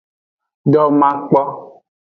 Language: Aja (Benin)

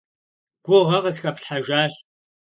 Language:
Kabardian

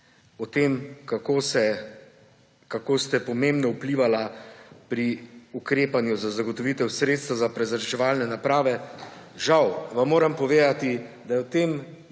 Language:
Slovenian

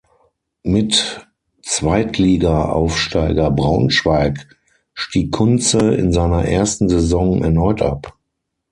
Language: German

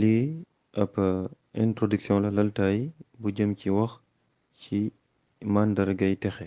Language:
Arabic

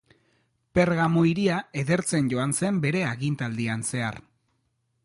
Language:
Basque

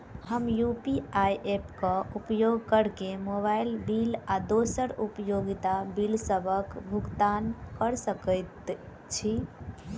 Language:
Maithili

